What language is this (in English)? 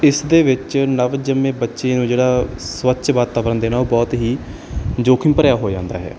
Punjabi